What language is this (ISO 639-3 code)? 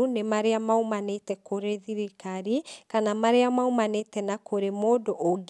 kik